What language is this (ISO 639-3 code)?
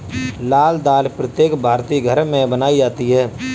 hin